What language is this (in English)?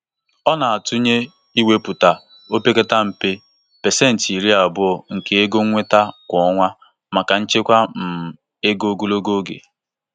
Igbo